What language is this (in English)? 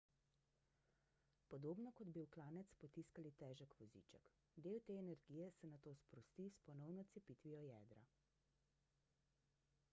Slovenian